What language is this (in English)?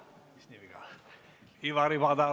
Estonian